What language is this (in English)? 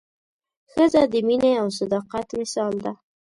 Pashto